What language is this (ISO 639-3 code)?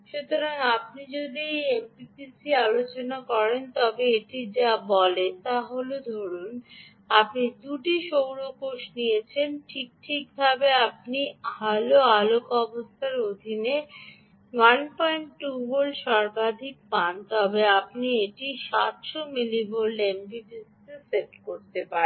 ben